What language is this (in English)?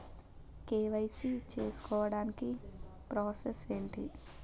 Telugu